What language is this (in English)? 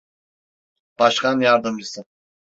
Turkish